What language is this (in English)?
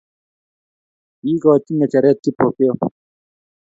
Kalenjin